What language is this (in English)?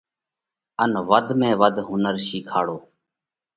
Parkari Koli